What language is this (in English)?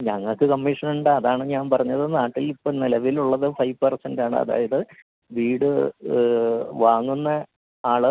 Malayalam